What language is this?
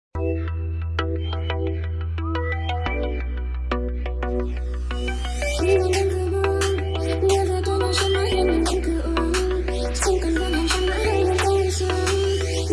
Vietnamese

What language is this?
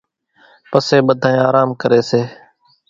Kachi Koli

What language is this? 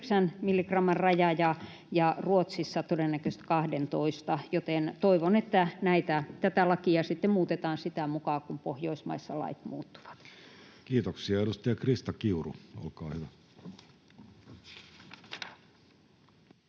Finnish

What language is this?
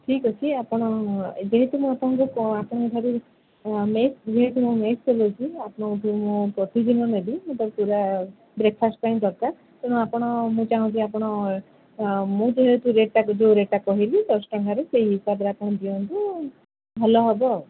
Odia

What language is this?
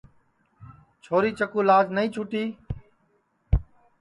Sansi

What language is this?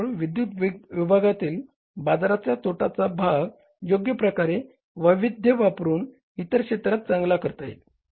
Marathi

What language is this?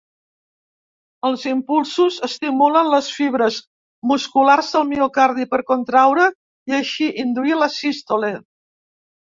Catalan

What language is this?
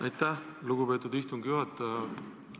Estonian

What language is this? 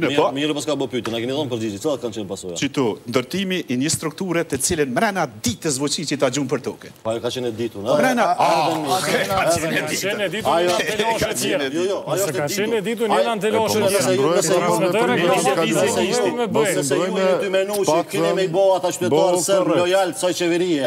Romanian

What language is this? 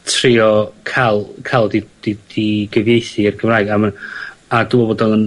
Welsh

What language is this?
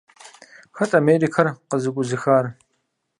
Kabardian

